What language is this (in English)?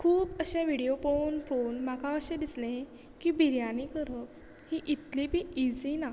Konkani